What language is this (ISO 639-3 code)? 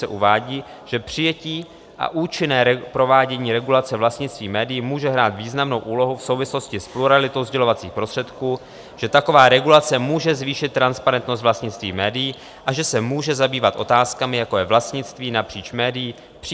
ces